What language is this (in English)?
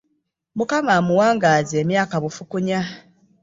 Ganda